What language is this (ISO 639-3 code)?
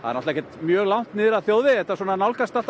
isl